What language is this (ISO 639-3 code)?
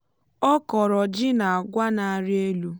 ibo